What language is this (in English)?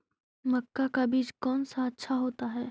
Magahi